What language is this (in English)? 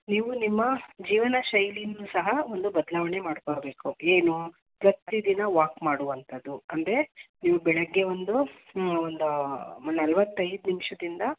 Kannada